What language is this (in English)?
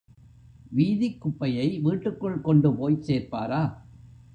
Tamil